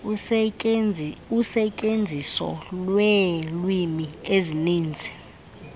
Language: Xhosa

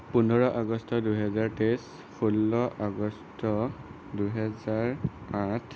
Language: Assamese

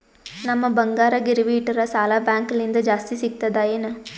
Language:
Kannada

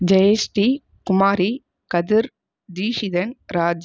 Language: Tamil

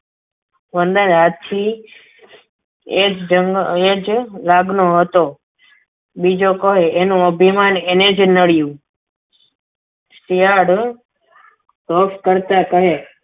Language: Gujarati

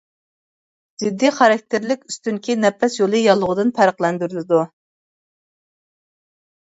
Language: Uyghur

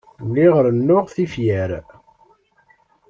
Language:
Kabyle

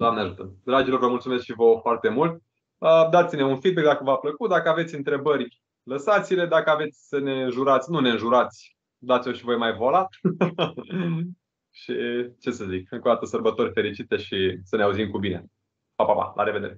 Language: Romanian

